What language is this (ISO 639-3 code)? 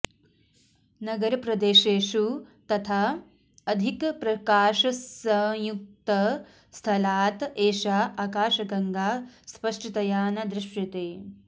san